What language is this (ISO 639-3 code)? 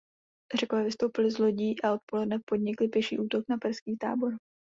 ces